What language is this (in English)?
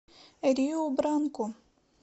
Russian